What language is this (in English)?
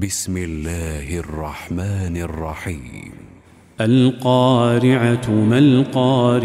Arabic